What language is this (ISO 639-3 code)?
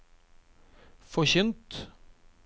nor